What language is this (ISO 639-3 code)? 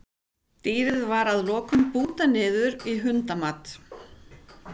isl